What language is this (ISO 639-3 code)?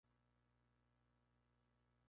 spa